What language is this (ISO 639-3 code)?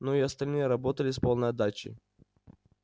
rus